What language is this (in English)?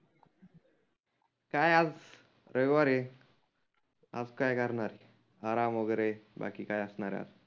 Marathi